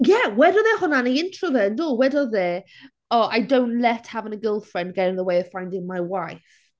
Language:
Welsh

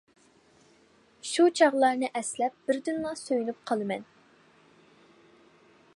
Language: Uyghur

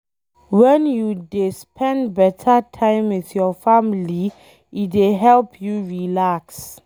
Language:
Nigerian Pidgin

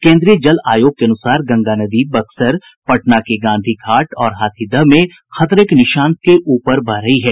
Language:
Hindi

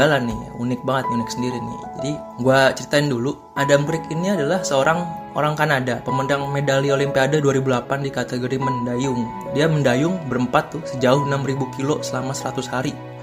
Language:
Indonesian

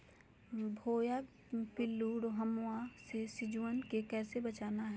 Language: Magahi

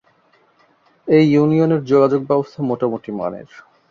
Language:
Bangla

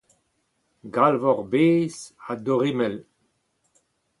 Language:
Breton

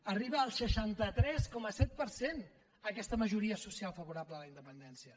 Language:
Catalan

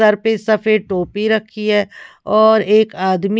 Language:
Hindi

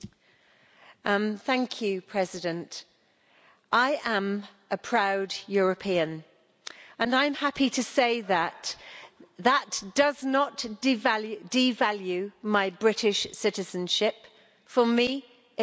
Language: English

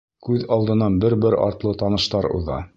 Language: Bashkir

